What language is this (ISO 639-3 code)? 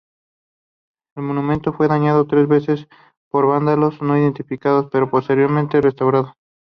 spa